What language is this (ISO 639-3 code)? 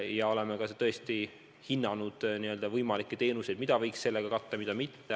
est